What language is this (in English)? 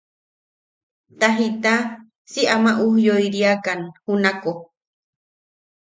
Yaqui